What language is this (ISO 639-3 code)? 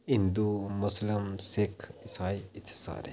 doi